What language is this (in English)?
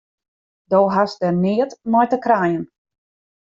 Western Frisian